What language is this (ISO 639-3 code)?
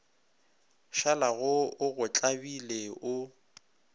nso